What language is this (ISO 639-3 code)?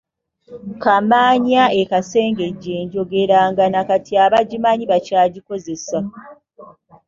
lug